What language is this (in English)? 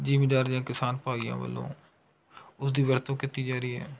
Punjabi